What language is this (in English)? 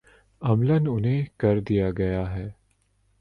Urdu